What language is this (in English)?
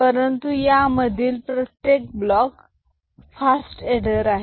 Marathi